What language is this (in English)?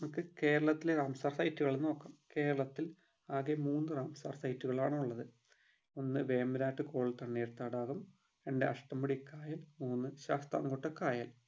Malayalam